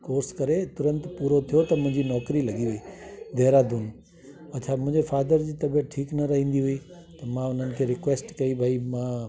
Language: Sindhi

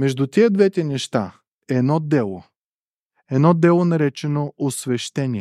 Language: Bulgarian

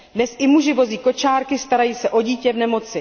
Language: Czech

